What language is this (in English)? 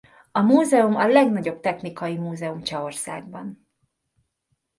Hungarian